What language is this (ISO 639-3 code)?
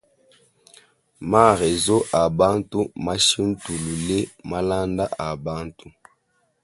lua